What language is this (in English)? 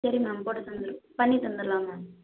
Tamil